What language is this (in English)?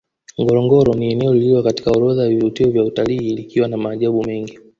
Swahili